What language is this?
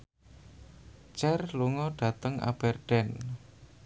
Javanese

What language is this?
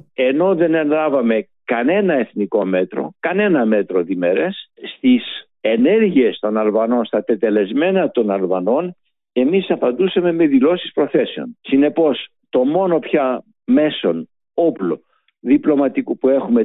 Greek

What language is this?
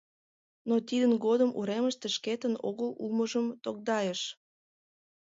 Mari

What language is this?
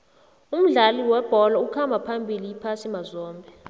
South Ndebele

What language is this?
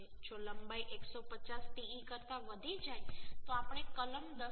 Gujarati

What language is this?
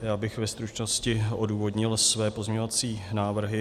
Czech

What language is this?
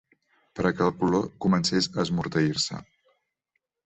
Catalan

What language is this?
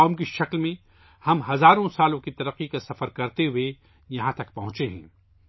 Urdu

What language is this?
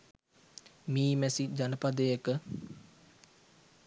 Sinhala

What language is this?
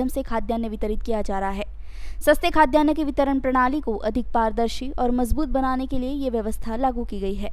Hindi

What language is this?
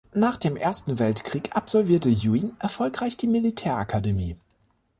German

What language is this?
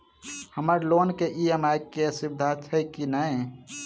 Maithili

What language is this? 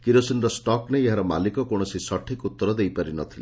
Odia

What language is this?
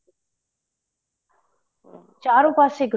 Punjabi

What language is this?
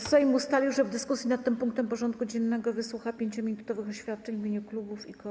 Polish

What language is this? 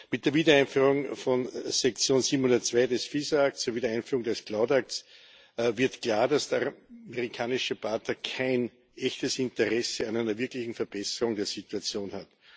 German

